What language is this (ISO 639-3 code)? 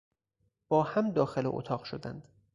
fas